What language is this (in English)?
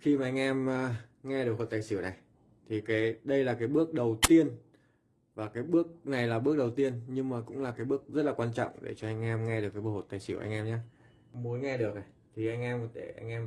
Vietnamese